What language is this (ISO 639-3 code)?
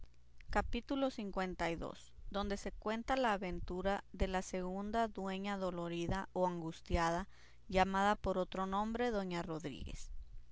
spa